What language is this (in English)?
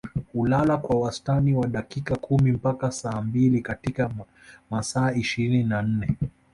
Swahili